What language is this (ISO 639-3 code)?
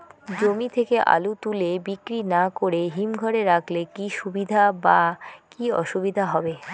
ben